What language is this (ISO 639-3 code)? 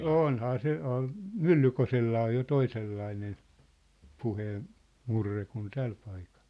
fin